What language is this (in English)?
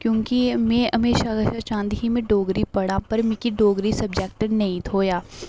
Dogri